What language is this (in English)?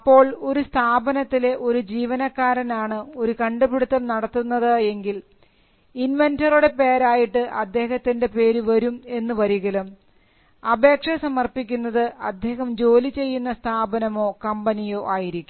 Malayalam